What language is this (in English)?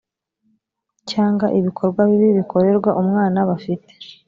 Kinyarwanda